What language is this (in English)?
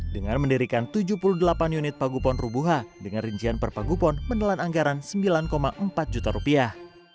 Indonesian